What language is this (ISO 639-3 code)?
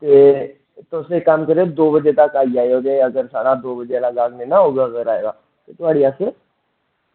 doi